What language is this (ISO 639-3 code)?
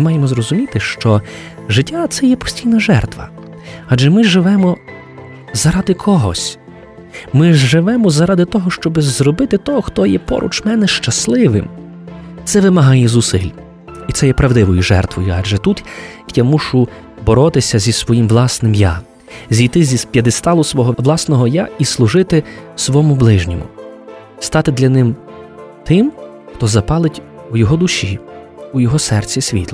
ukr